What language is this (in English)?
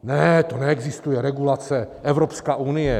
Czech